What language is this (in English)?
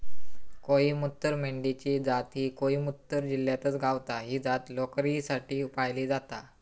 Marathi